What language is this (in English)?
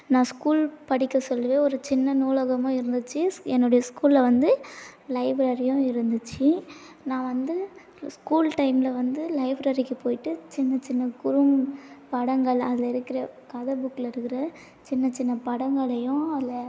Tamil